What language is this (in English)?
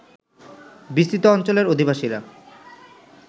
Bangla